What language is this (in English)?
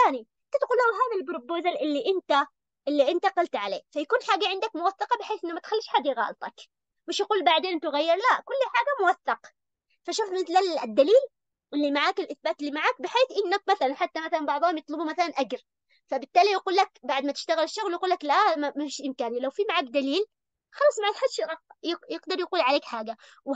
Arabic